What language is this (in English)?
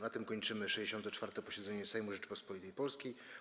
Polish